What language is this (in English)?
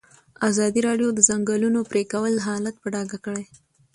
Pashto